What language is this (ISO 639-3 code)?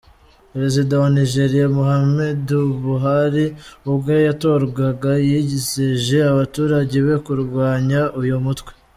kin